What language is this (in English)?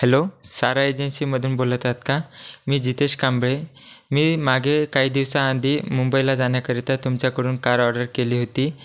Marathi